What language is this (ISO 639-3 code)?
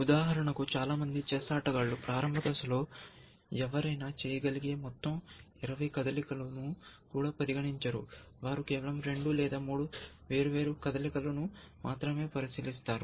tel